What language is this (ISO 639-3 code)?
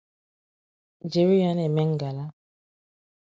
ibo